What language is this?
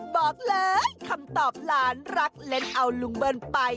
Thai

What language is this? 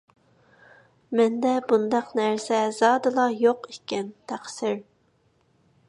Uyghur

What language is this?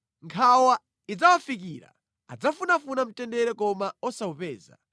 Nyanja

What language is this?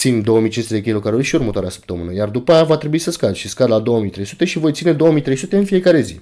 Romanian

